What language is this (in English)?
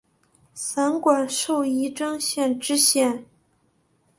Chinese